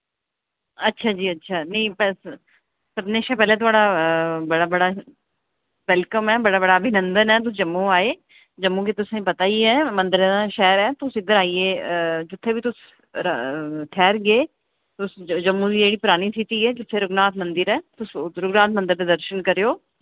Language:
Dogri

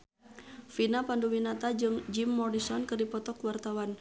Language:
Sundanese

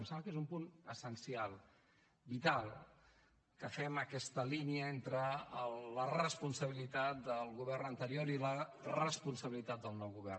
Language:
Catalan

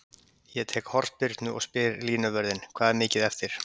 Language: Icelandic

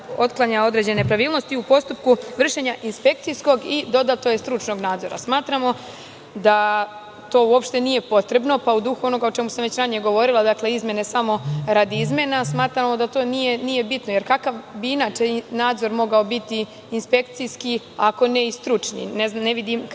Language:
Serbian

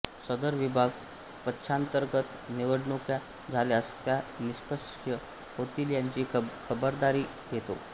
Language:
Marathi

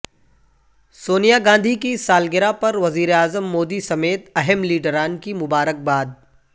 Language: Urdu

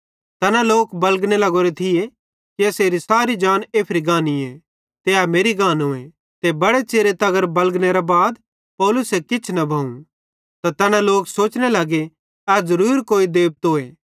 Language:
Bhadrawahi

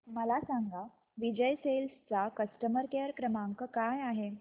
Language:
Marathi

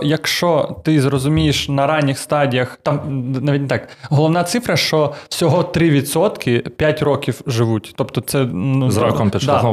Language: Ukrainian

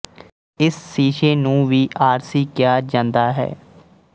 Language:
Punjabi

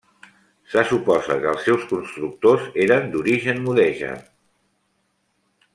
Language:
Catalan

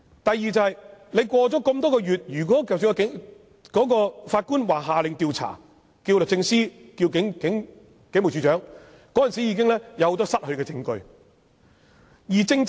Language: Cantonese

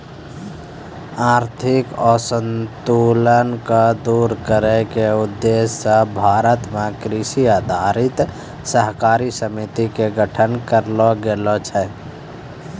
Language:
Maithili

